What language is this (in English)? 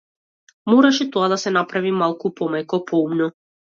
Macedonian